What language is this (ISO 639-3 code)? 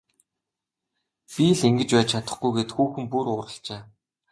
mon